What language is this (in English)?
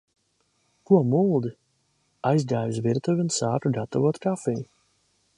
Latvian